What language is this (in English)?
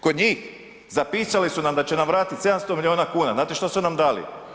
Croatian